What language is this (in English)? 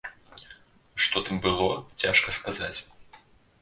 Belarusian